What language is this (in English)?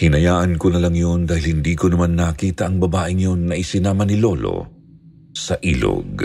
Filipino